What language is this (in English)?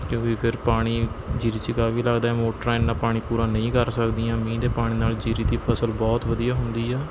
Punjabi